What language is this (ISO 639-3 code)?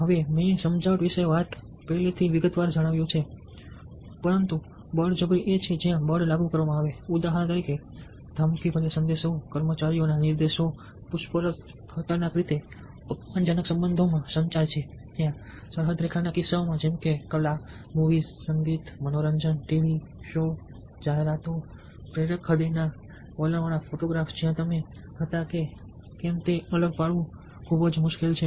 guj